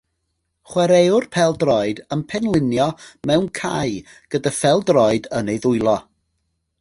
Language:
Welsh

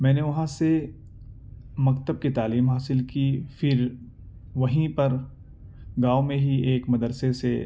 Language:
Urdu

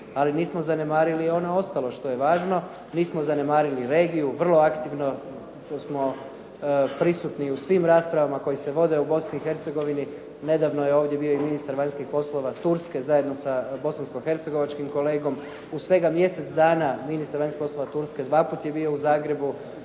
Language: Croatian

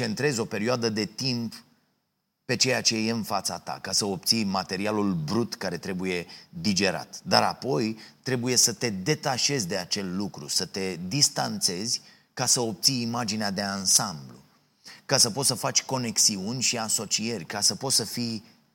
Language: Romanian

